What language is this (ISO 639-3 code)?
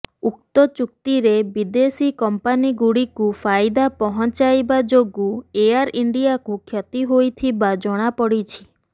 ori